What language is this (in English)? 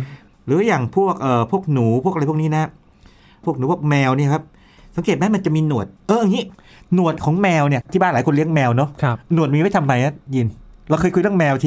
Thai